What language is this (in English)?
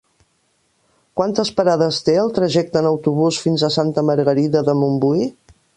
Catalan